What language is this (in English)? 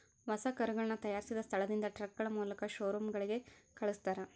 Kannada